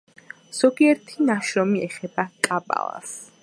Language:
Georgian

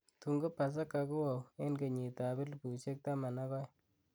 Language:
Kalenjin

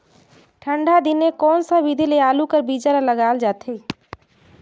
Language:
Chhattisgarhi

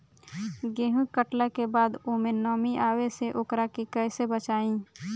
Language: Bhojpuri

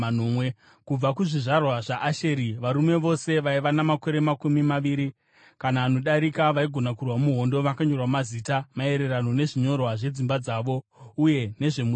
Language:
Shona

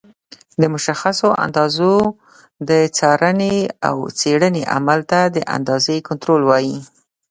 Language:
Pashto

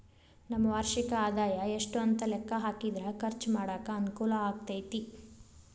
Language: Kannada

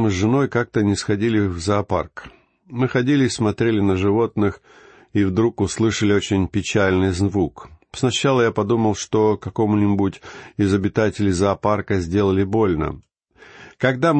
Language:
Russian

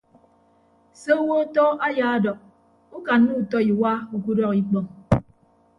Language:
Ibibio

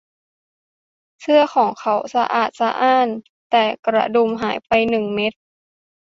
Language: Thai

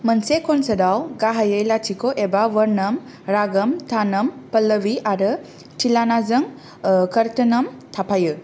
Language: Bodo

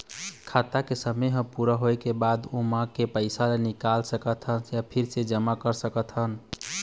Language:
Chhattisgarhi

